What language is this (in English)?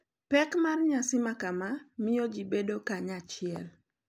Luo (Kenya and Tanzania)